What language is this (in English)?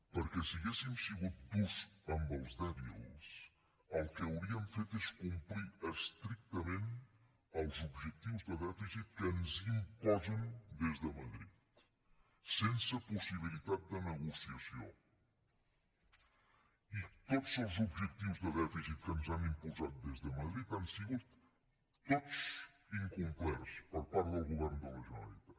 Catalan